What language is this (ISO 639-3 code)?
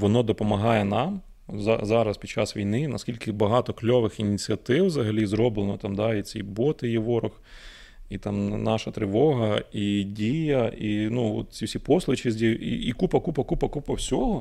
ukr